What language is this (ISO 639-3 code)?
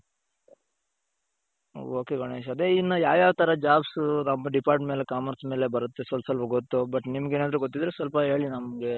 kan